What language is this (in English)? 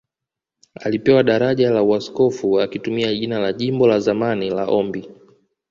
Swahili